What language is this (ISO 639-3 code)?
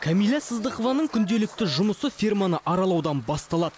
kaz